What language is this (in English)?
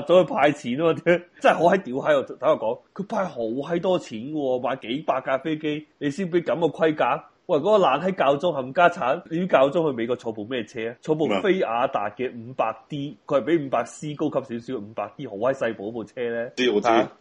Chinese